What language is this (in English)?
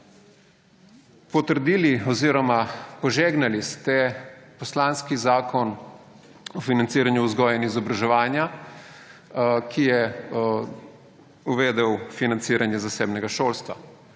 Slovenian